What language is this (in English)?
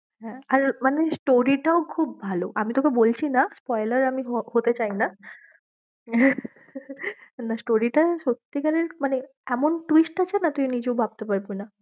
Bangla